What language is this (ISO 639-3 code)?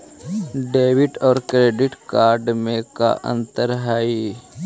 mag